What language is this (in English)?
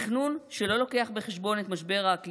Hebrew